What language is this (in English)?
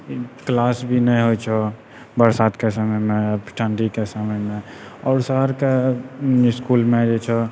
Maithili